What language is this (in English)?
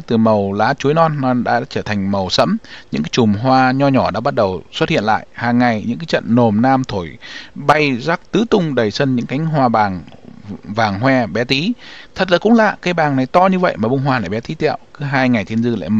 Vietnamese